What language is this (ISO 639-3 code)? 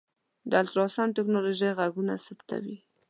pus